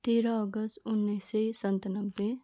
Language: Nepali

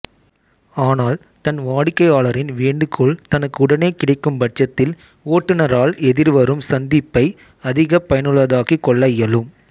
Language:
Tamil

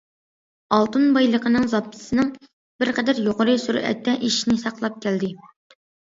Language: Uyghur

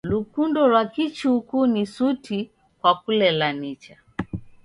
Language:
Taita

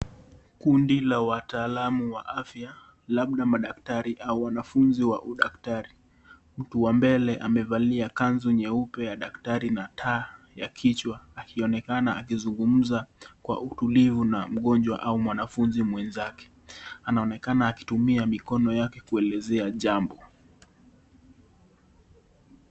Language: Swahili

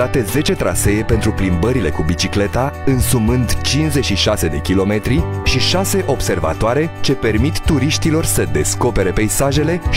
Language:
Romanian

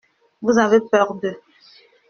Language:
French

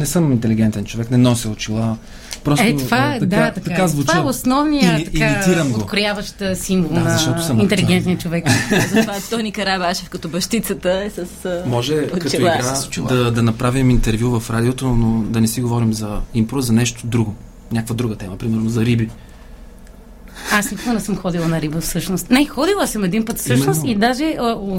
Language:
Bulgarian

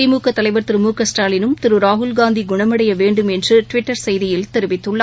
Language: Tamil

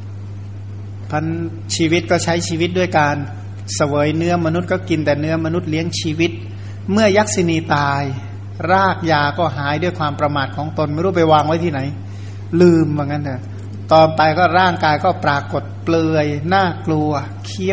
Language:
Thai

